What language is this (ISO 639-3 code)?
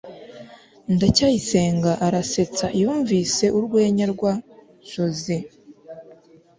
kin